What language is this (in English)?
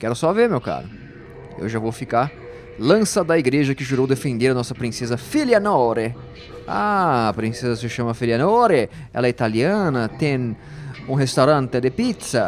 Portuguese